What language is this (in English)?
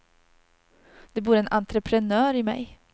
Swedish